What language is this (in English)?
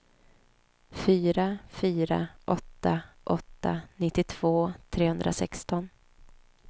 Swedish